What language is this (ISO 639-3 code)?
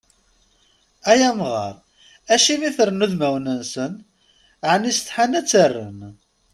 kab